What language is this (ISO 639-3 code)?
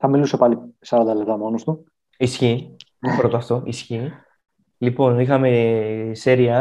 ell